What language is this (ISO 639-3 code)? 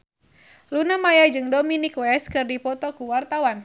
sun